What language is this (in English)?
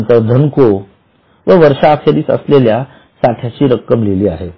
Marathi